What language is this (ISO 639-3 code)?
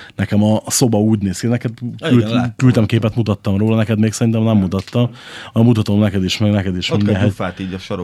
hun